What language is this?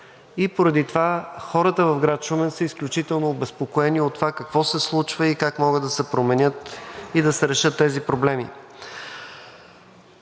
Bulgarian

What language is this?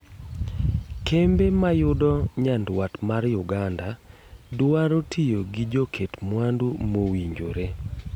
Luo (Kenya and Tanzania)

